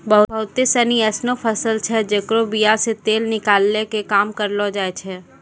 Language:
Maithili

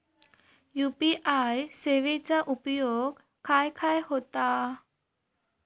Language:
Marathi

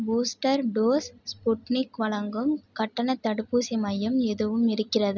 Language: Tamil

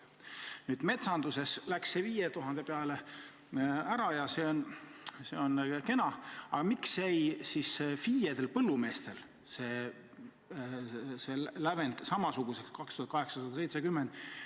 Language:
Estonian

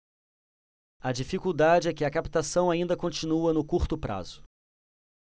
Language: Portuguese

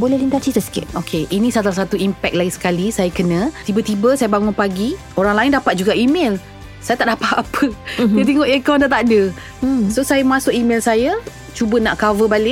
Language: Malay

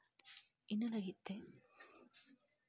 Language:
Santali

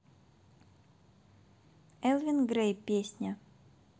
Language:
Russian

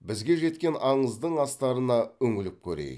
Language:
Kazakh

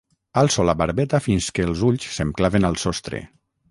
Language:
Catalan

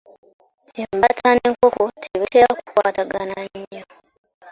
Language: Ganda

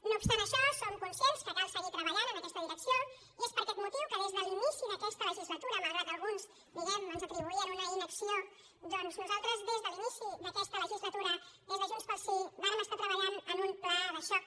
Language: Catalan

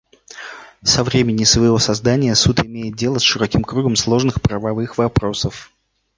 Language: Russian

